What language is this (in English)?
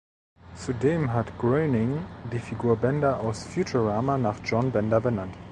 German